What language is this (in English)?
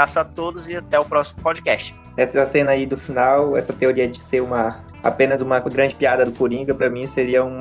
Portuguese